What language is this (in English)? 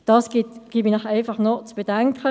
Swiss German